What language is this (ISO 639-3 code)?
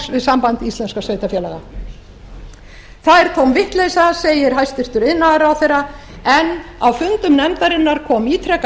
isl